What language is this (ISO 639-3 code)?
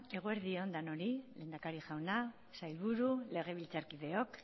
eus